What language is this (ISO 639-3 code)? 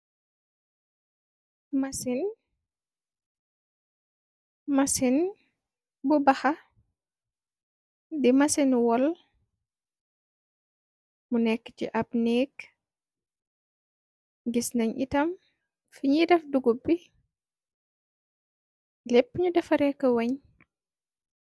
wol